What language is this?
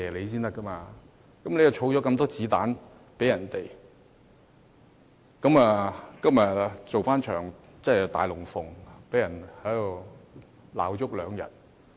Cantonese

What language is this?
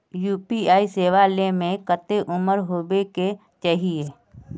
Magahi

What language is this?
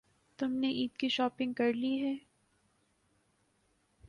Urdu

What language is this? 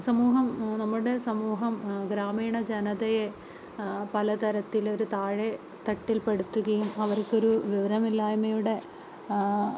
Malayalam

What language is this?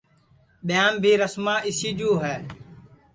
Sansi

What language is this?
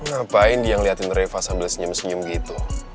Indonesian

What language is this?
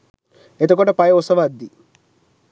Sinhala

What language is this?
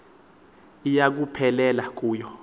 Xhosa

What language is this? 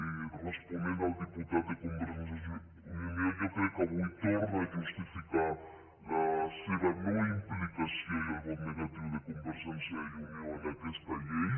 Catalan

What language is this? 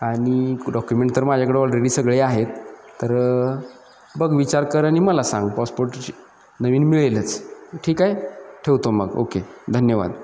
Marathi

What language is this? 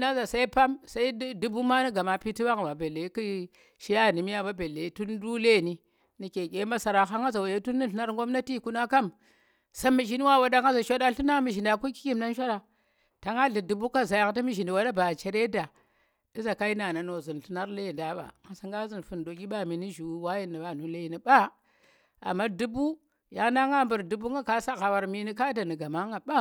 Tera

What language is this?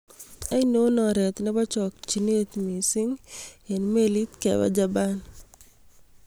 Kalenjin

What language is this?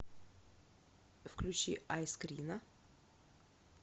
Russian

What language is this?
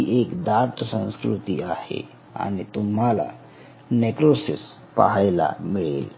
Marathi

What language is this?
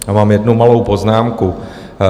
Czech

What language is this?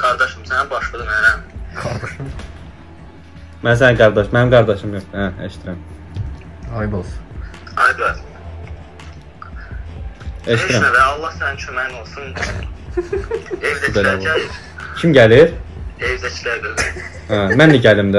Turkish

